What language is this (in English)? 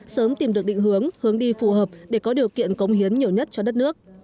Vietnamese